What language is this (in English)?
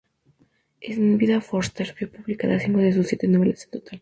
Spanish